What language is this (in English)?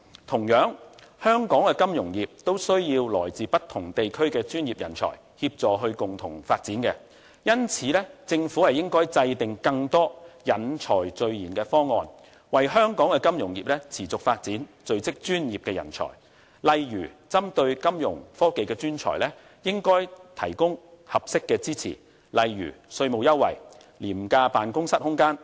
Cantonese